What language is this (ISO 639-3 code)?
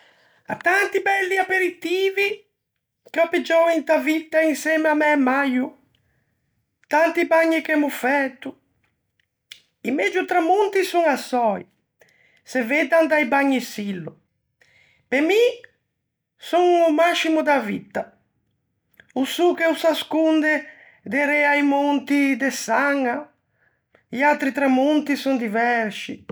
lij